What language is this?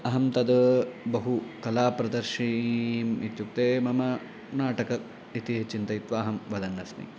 Sanskrit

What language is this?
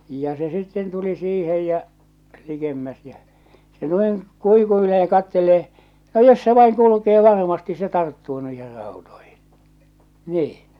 Finnish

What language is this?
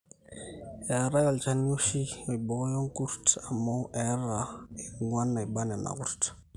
Masai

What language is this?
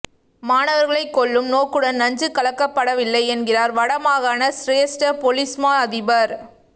Tamil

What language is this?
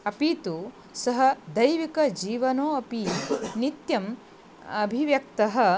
Sanskrit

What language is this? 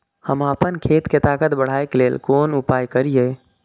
Maithili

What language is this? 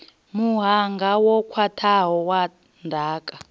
Venda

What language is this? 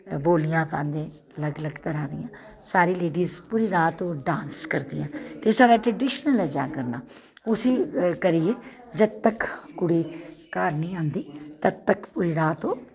Dogri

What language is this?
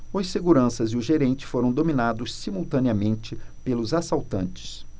Portuguese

